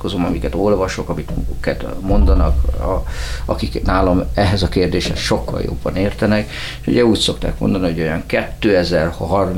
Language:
Hungarian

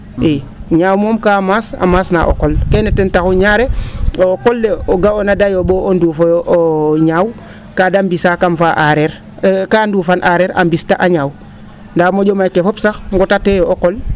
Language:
Serer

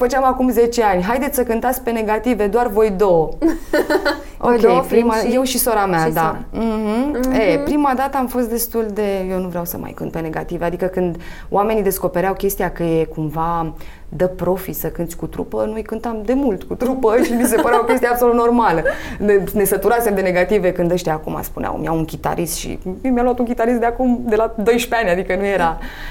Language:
Romanian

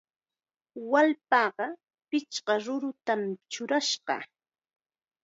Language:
Chiquián Ancash Quechua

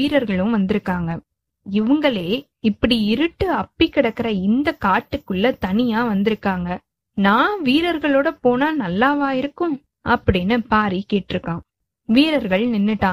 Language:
Tamil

